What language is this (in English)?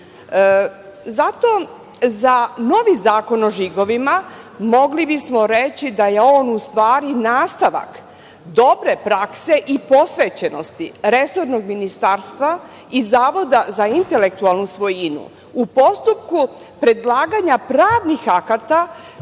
Serbian